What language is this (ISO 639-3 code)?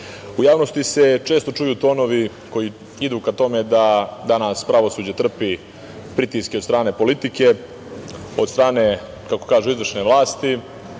srp